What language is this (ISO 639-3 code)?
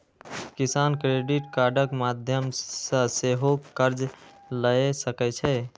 mai